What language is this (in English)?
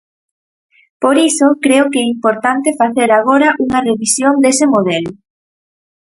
Galician